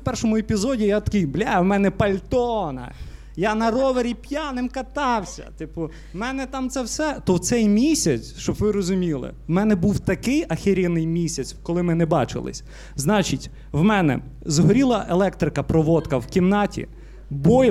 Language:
Ukrainian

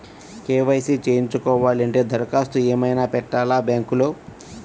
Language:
Telugu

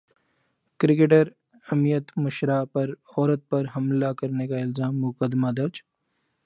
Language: Urdu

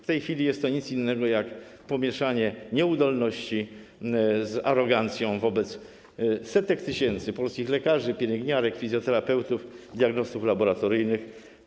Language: Polish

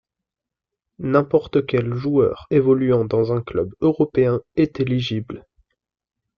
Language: French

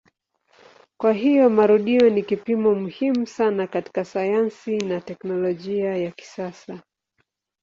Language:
Swahili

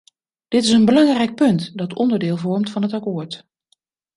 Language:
Dutch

